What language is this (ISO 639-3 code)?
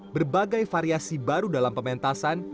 ind